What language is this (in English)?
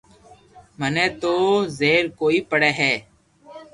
Loarki